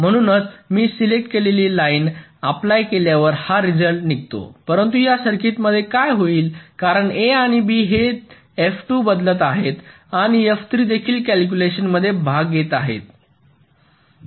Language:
Marathi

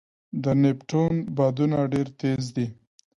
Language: Pashto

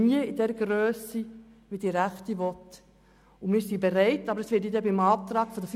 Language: Swiss German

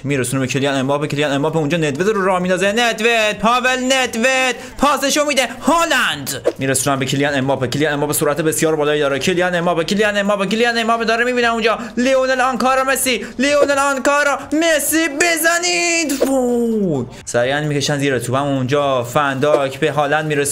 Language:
Persian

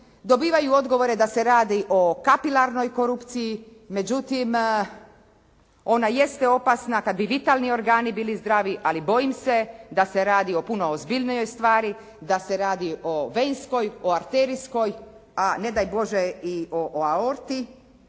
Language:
Croatian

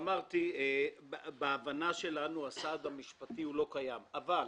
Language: Hebrew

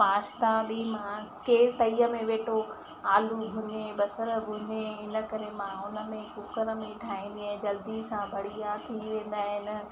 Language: Sindhi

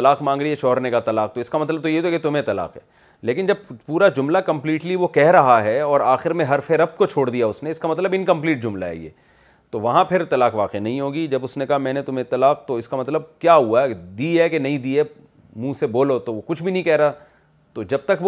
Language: Urdu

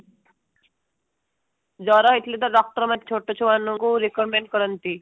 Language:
Odia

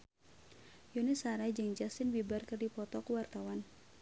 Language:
Sundanese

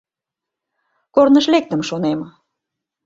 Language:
Mari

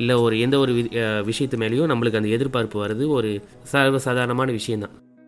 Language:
Tamil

